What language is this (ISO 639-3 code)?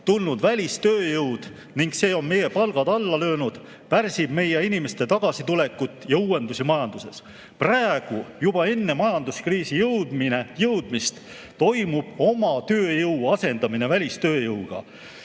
est